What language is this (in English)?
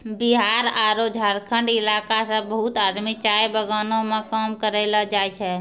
Maithili